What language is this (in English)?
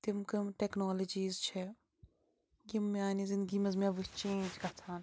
Kashmiri